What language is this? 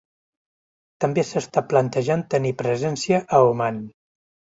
Catalan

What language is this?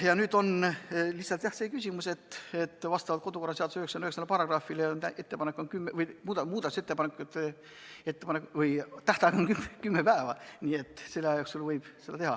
Estonian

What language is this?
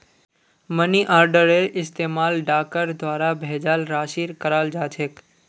Magahi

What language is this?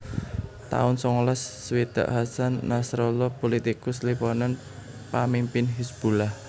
Javanese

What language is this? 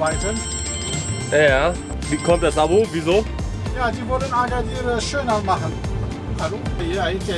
German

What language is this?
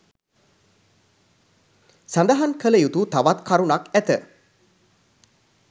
Sinhala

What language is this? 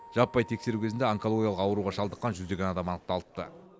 Kazakh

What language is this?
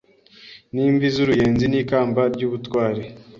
Kinyarwanda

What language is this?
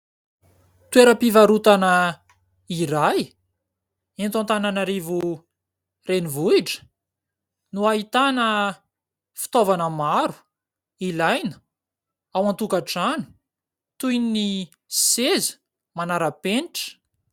Malagasy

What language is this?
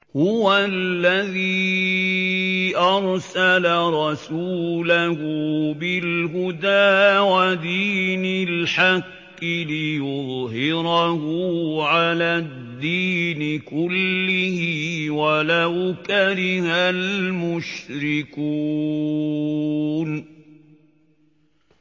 Arabic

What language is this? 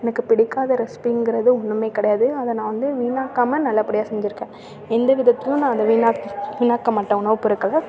Tamil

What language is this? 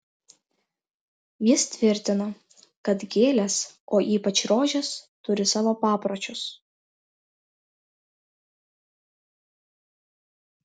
Lithuanian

